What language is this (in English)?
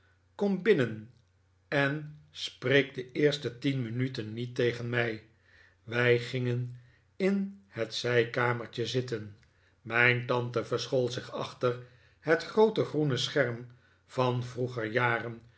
Dutch